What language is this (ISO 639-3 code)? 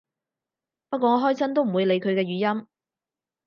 yue